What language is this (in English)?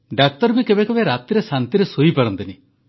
Odia